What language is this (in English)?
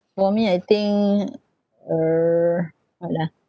English